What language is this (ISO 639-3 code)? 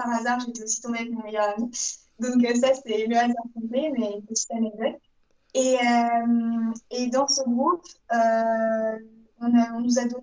fra